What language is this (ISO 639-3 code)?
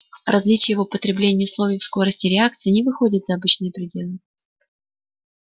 rus